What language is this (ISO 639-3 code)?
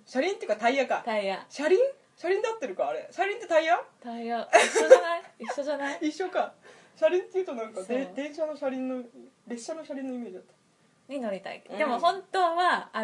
jpn